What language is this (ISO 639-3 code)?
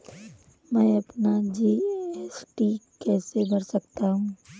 hin